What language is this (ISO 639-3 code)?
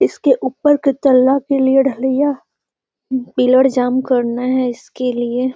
mag